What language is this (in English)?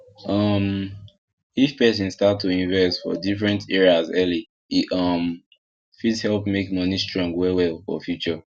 Nigerian Pidgin